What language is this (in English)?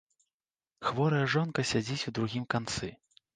Belarusian